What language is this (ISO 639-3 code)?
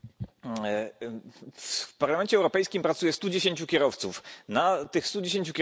pol